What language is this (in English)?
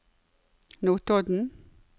Norwegian